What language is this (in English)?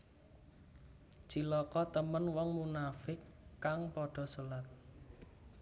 Javanese